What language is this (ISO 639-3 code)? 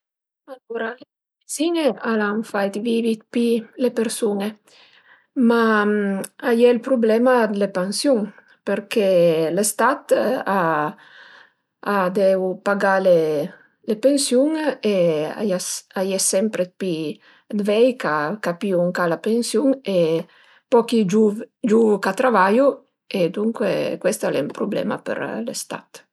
pms